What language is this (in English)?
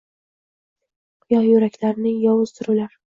Uzbek